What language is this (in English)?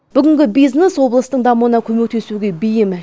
Kazakh